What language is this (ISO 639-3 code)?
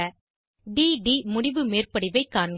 tam